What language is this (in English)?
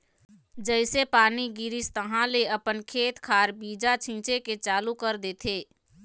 Chhattisgarhi